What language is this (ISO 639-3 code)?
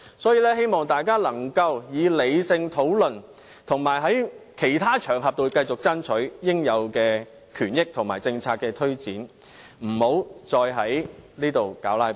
yue